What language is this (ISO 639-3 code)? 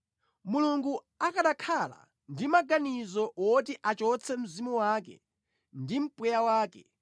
nya